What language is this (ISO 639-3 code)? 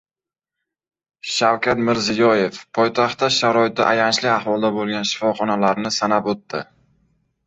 uzb